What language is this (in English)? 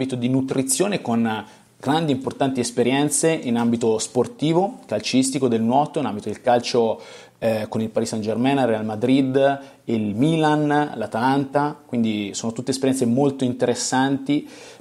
Italian